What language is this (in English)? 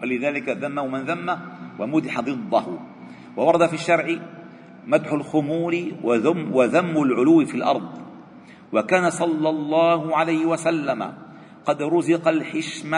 Arabic